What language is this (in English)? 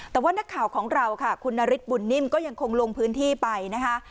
Thai